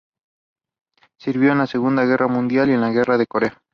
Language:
Spanish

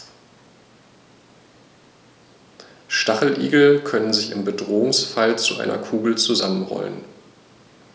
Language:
German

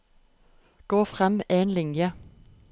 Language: Norwegian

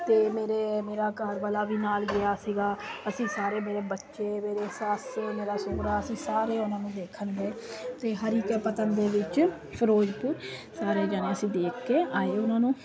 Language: Punjabi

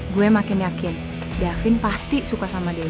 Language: Indonesian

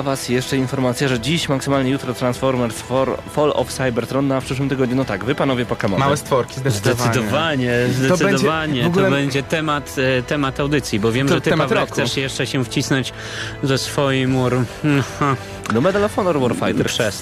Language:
Polish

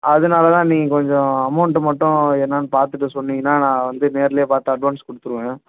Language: Tamil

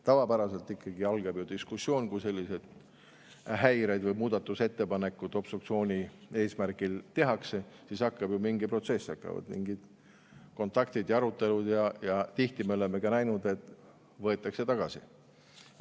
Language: Estonian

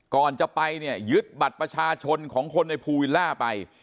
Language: Thai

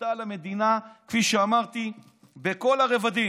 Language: Hebrew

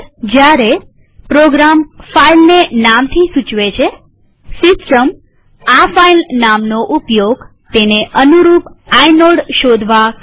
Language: Gujarati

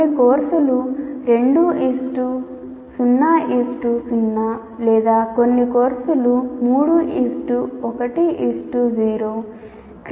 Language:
Telugu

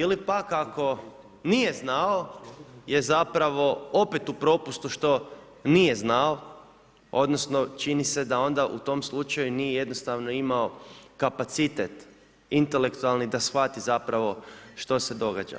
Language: Croatian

